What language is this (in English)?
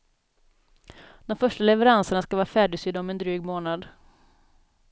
Swedish